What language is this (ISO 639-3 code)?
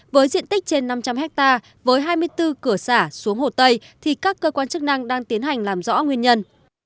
vie